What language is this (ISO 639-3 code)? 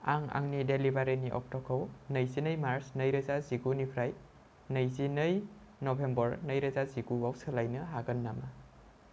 brx